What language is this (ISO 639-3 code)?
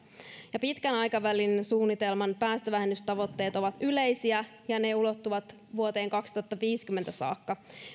fin